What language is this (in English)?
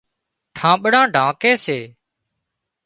Wadiyara Koli